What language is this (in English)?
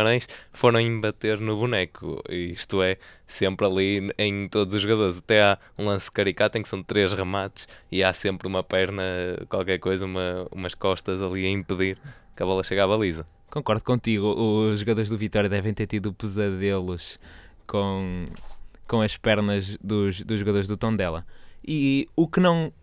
Portuguese